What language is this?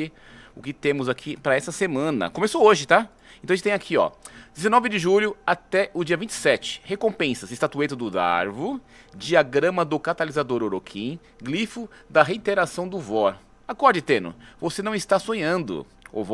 Portuguese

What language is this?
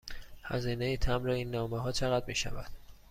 Persian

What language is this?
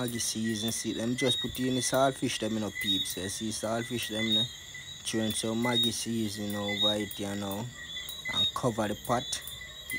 English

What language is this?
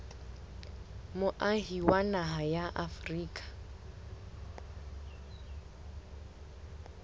Southern Sotho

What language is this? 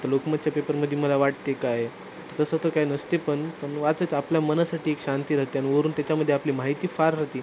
Marathi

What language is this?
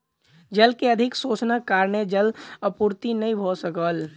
Maithili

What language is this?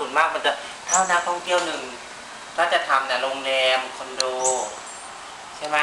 Thai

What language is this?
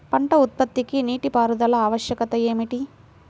Telugu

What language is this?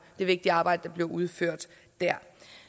Danish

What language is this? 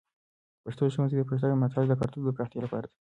Pashto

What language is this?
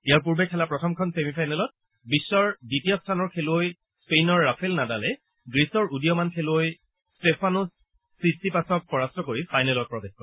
Assamese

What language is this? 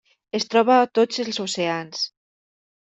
Catalan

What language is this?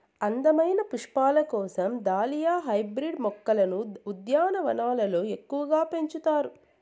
Telugu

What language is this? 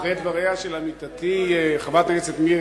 Hebrew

